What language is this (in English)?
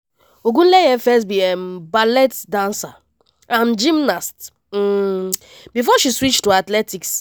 Nigerian Pidgin